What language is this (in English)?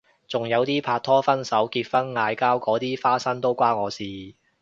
Cantonese